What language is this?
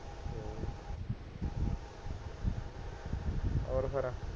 Punjabi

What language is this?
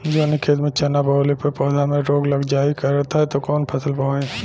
Bhojpuri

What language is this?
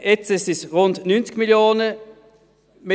Swiss German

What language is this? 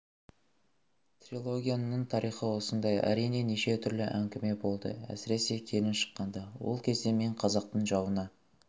Kazakh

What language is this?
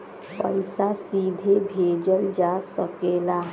Bhojpuri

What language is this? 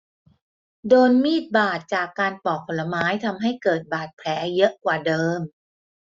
Thai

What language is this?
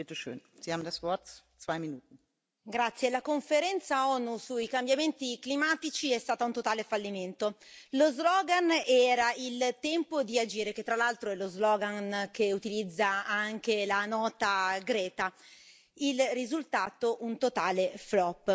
Italian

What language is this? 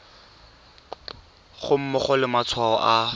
Tswana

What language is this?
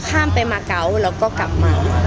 Thai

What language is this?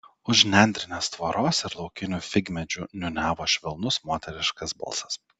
Lithuanian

